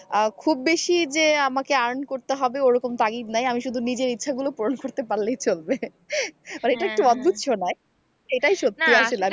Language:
Bangla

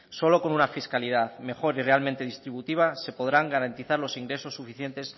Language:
Spanish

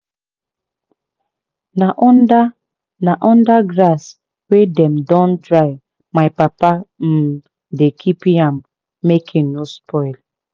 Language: Nigerian Pidgin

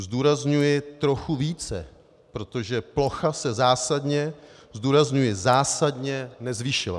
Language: Czech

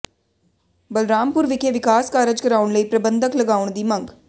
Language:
Punjabi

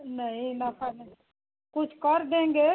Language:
Hindi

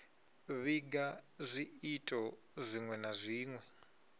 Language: Venda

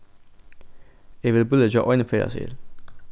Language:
Faroese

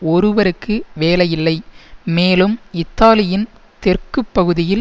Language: Tamil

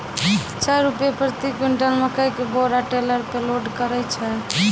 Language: Maithili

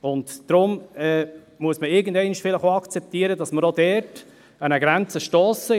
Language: Swiss German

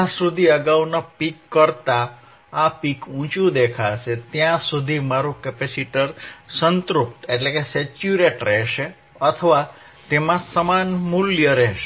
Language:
Gujarati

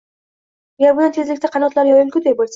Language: Uzbek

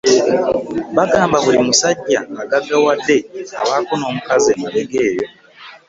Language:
Ganda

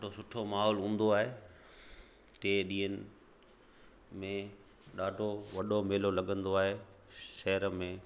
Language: Sindhi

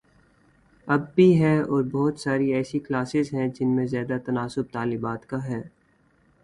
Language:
Urdu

